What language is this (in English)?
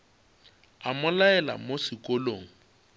Northern Sotho